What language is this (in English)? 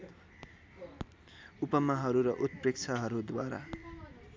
Nepali